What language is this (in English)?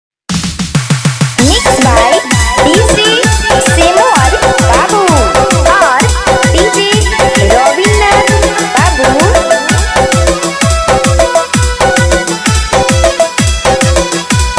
Indonesian